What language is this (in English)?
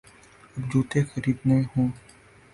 Urdu